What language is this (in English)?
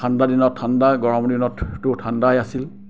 Assamese